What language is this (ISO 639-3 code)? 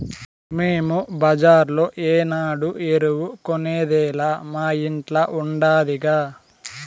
tel